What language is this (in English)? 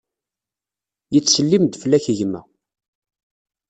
Kabyle